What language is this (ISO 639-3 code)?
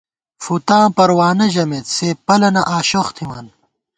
gwt